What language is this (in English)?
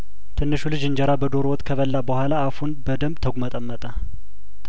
Amharic